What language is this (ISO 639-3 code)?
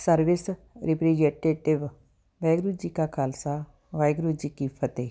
pan